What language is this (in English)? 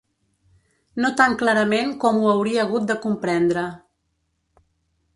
Catalan